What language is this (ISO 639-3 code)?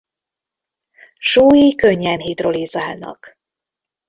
hun